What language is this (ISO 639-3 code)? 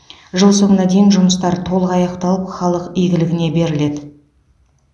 kaz